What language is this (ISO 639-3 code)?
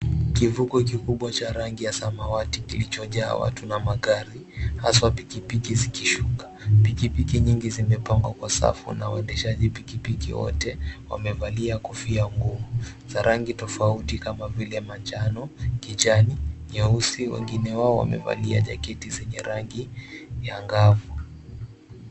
swa